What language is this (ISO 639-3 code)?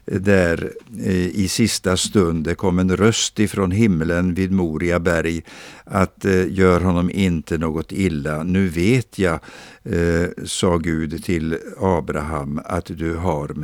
swe